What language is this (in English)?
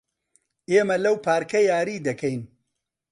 Central Kurdish